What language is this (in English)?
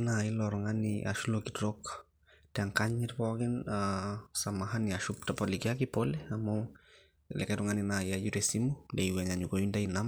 Masai